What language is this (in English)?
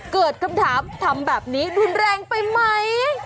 Thai